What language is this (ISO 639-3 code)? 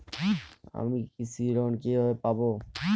ben